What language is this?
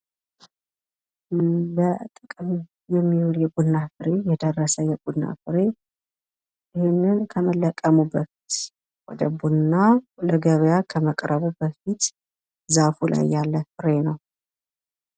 Amharic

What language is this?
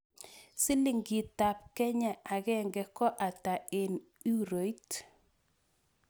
Kalenjin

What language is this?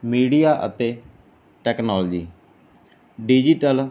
Punjabi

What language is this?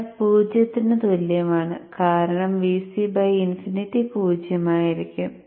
Malayalam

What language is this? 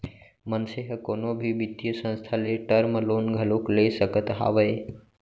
Chhattisgarhi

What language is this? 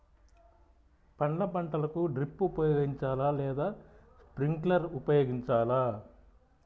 Telugu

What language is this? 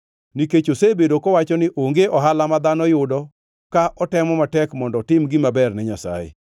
Luo (Kenya and Tanzania)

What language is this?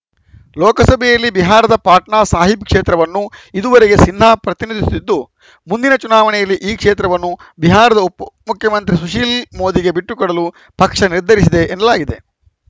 Kannada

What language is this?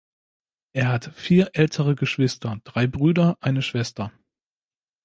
German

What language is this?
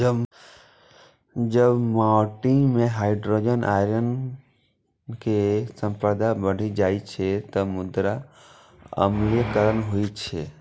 Maithili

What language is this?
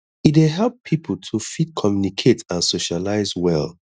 Nigerian Pidgin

